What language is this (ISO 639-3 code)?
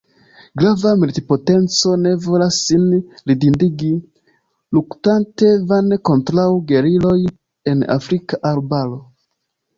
epo